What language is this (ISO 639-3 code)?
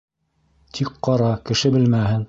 bak